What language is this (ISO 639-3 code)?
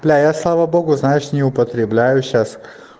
rus